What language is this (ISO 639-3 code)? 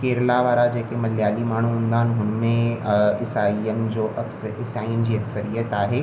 snd